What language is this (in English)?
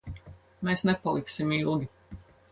Latvian